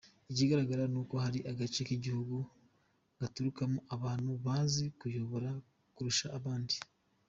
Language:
Kinyarwanda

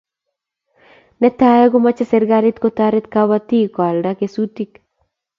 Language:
Kalenjin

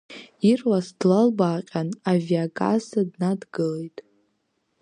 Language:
Abkhazian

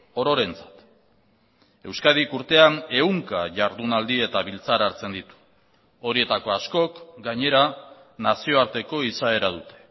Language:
Basque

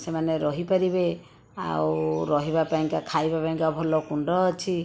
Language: Odia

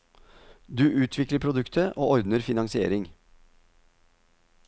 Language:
Norwegian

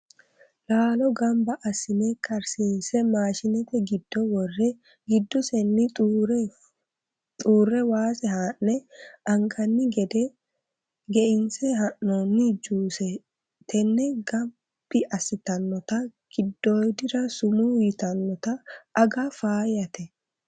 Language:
Sidamo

